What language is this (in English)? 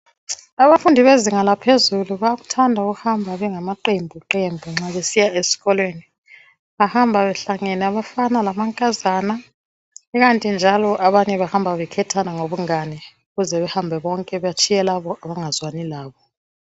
North Ndebele